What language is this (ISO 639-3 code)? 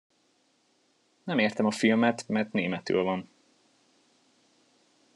hun